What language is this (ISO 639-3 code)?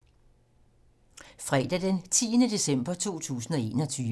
dan